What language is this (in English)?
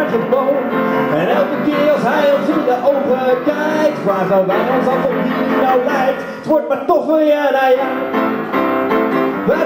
Dutch